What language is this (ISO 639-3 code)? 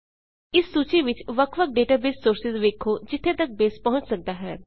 pan